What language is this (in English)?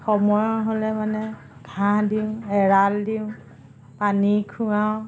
Assamese